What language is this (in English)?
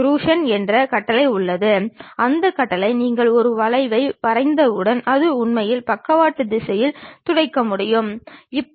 Tamil